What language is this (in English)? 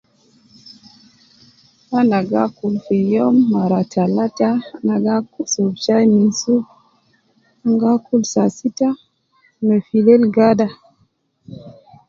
Nubi